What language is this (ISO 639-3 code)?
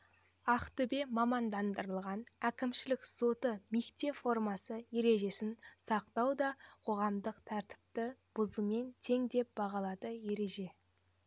kaz